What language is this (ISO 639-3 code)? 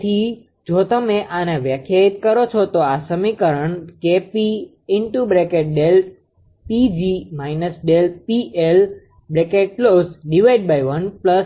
guj